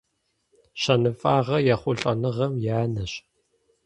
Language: Kabardian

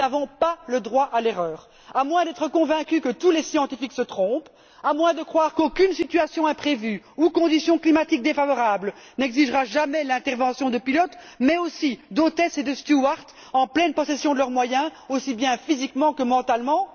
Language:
French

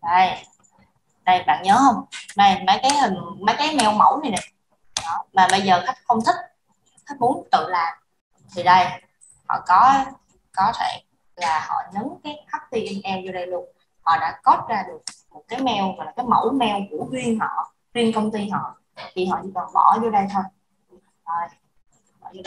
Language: Vietnamese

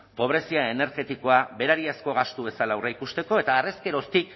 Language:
Basque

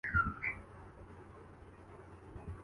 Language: Urdu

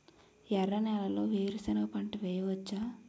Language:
Telugu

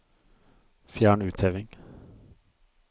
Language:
Norwegian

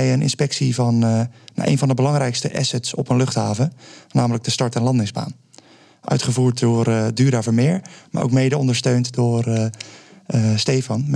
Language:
Dutch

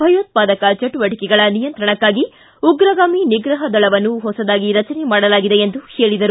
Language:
Kannada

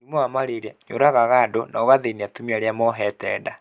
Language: Kikuyu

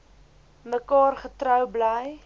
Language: Afrikaans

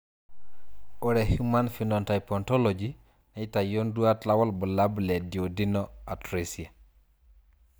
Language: Masai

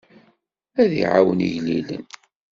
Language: Kabyle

